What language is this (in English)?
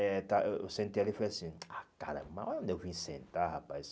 Portuguese